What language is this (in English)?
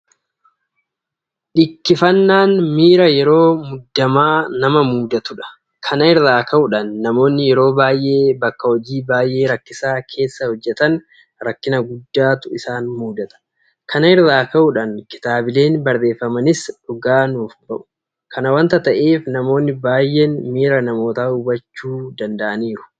Oromo